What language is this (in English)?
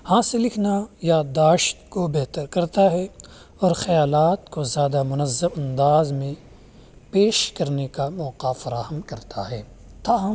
Urdu